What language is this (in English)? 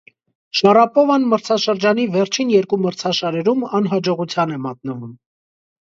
Armenian